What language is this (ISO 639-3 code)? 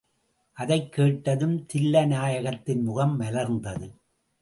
tam